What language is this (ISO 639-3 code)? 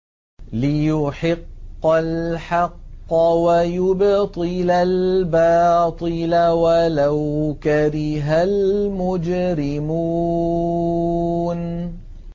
ara